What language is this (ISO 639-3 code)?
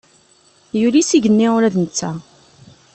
kab